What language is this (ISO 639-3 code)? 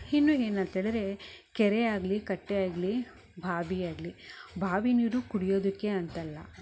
kan